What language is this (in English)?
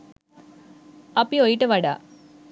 Sinhala